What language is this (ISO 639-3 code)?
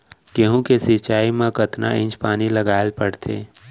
hne